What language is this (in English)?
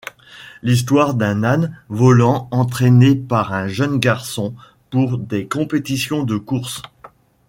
French